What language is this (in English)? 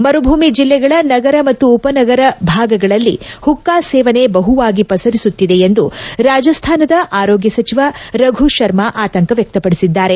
Kannada